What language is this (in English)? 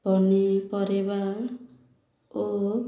Odia